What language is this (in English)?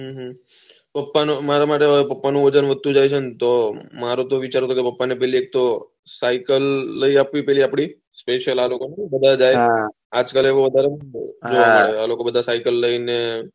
Gujarati